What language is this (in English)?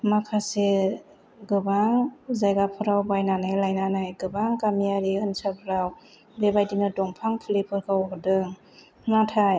Bodo